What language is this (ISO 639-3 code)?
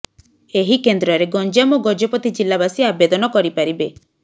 ori